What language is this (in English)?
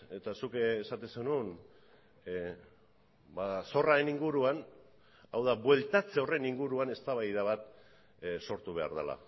Basque